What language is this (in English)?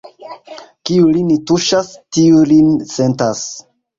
Esperanto